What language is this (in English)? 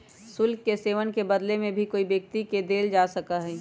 Magahi